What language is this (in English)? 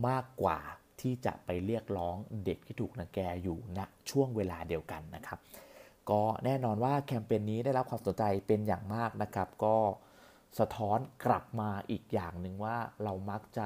Thai